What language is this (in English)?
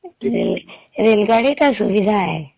Odia